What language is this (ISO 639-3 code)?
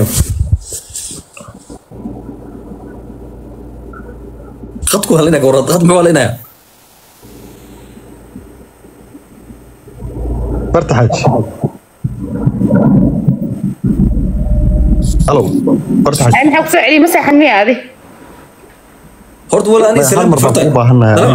ara